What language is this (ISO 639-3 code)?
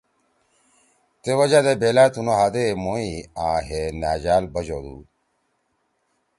trw